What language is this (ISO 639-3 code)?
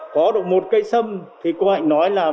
vie